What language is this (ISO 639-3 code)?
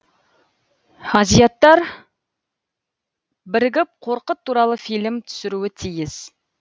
kaz